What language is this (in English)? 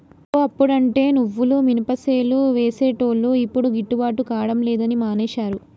Telugu